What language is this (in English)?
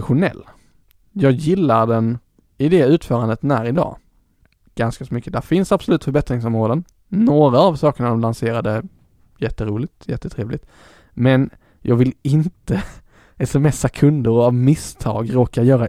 Swedish